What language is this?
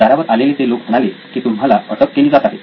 Marathi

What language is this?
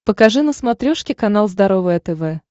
Russian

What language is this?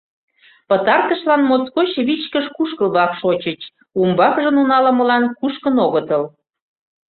Mari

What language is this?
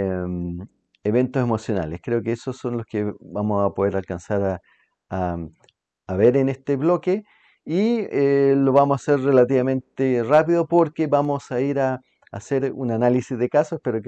Spanish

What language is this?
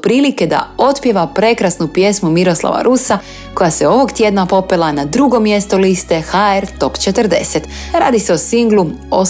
Croatian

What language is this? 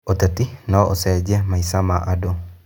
Kikuyu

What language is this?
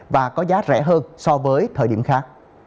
Vietnamese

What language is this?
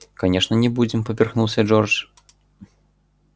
Russian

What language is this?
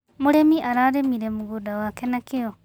Kikuyu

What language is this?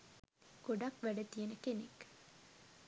Sinhala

